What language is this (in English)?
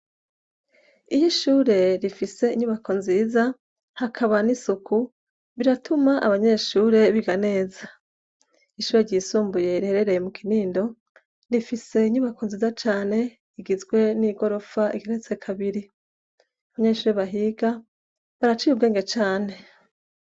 Rundi